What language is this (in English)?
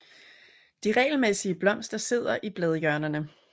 Danish